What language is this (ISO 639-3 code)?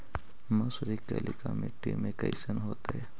mag